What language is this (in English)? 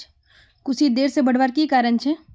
Magahi